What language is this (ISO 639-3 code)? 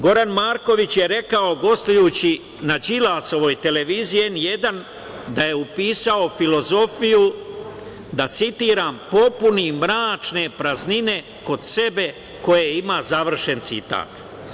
srp